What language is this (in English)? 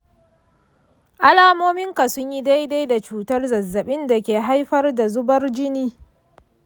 Hausa